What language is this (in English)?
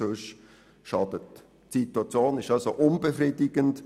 Swiss German